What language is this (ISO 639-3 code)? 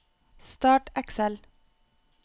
nor